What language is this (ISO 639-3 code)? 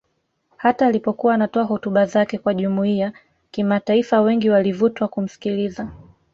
swa